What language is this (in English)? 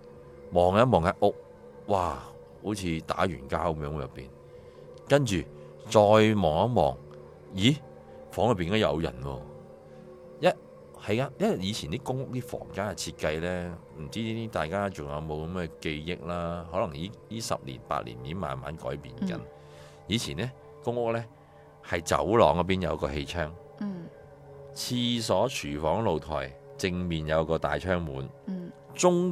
Chinese